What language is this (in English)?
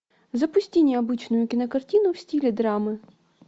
Russian